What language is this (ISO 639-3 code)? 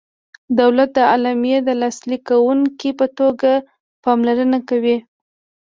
pus